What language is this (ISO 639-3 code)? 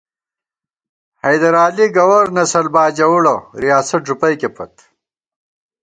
gwt